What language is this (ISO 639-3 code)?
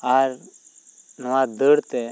sat